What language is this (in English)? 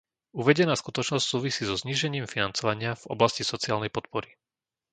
Slovak